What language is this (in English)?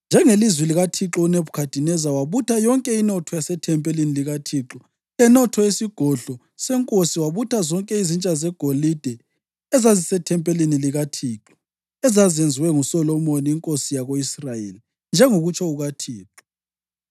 North Ndebele